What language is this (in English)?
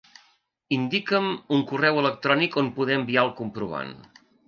Catalan